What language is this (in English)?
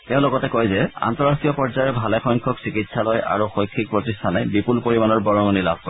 Assamese